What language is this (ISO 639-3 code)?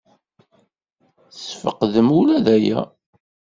kab